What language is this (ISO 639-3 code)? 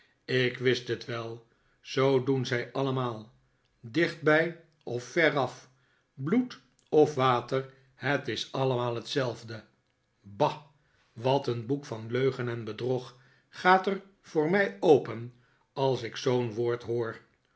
nld